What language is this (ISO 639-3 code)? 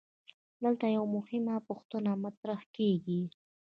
pus